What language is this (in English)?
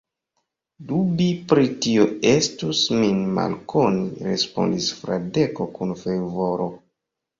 Esperanto